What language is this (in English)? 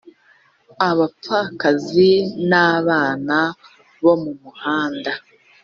Kinyarwanda